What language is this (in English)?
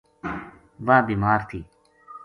Gujari